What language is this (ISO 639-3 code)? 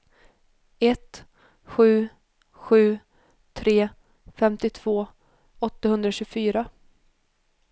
swe